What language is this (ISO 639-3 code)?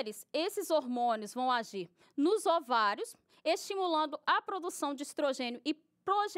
por